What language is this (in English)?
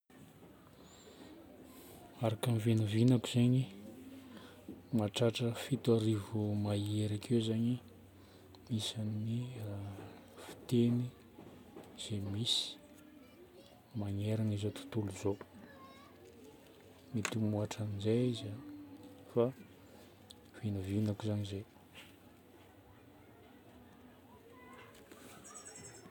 Northern Betsimisaraka Malagasy